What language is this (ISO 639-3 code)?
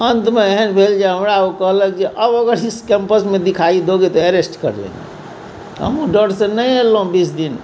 mai